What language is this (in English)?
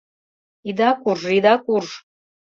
Mari